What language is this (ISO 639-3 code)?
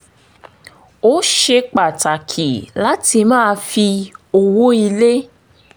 yor